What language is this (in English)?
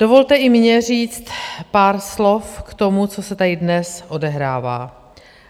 Czech